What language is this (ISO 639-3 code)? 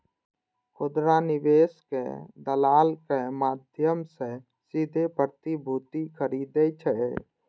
mai